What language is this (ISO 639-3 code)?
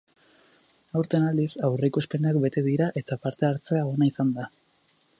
eus